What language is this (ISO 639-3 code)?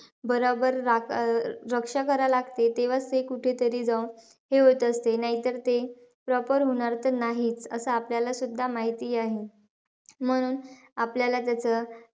mar